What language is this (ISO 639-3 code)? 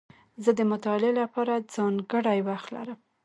pus